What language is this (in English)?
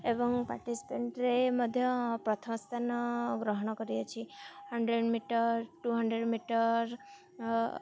Odia